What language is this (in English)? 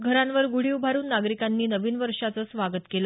Marathi